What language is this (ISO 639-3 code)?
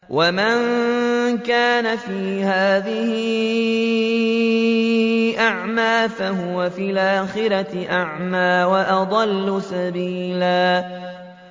ara